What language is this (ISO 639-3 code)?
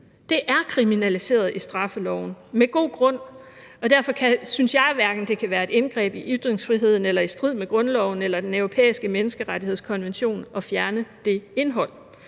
dan